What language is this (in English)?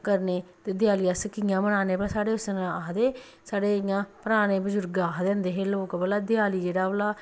Dogri